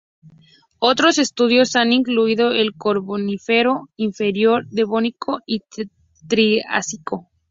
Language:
Spanish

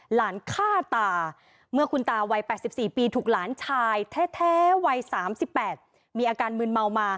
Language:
Thai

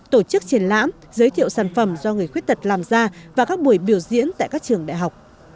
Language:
Vietnamese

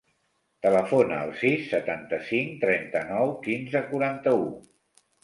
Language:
Catalan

